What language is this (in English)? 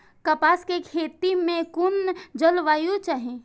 Maithili